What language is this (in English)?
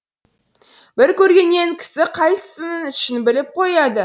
Kazakh